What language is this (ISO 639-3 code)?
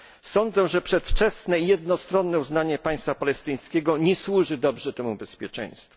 pol